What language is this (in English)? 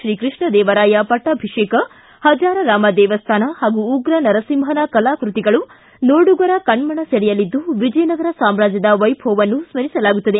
Kannada